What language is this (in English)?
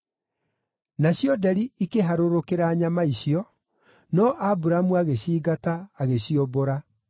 Kikuyu